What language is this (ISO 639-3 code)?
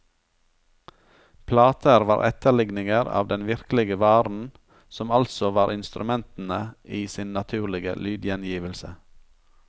nor